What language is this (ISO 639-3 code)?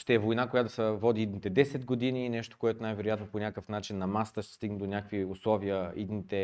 bul